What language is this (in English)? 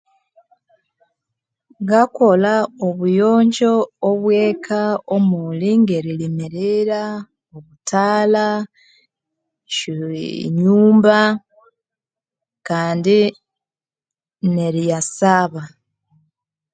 Konzo